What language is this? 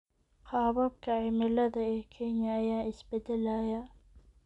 Somali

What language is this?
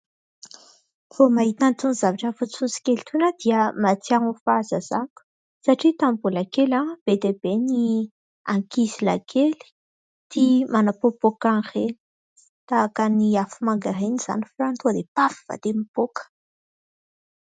Malagasy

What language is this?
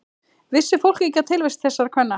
Icelandic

